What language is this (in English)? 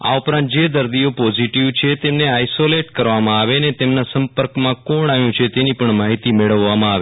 Gujarati